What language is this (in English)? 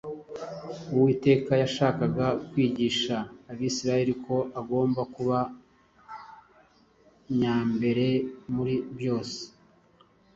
Kinyarwanda